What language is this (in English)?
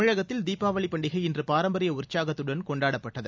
Tamil